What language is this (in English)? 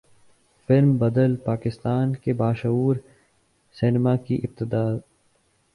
Urdu